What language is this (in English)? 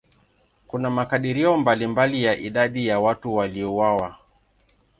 Swahili